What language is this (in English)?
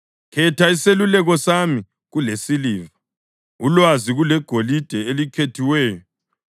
North Ndebele